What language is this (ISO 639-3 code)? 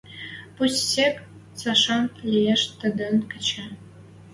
mrj